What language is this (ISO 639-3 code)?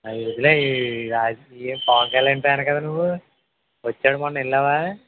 tel